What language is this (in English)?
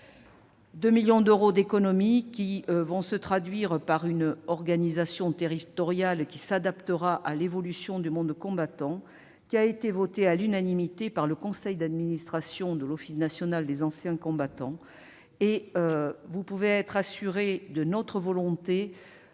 French